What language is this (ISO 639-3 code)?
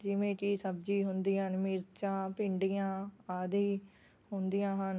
pan